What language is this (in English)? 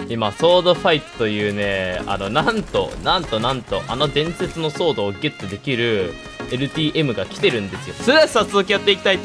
Japanese